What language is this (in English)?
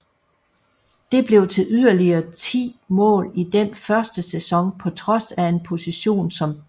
Danish